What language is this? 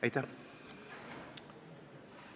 Estonian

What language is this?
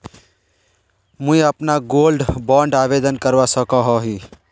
Magahi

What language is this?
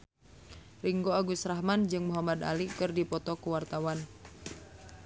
Sundanese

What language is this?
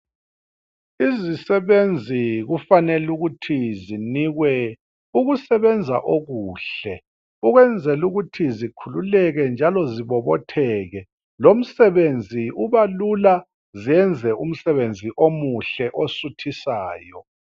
North Ndebele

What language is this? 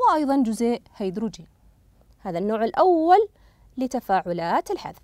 Arabic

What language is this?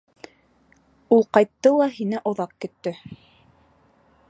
Bashkir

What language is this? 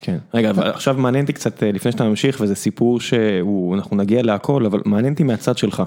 Hebrew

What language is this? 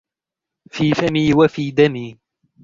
Arabic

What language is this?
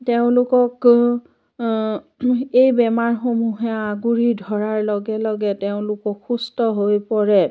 Assamese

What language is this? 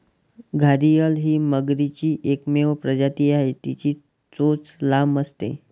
Marathi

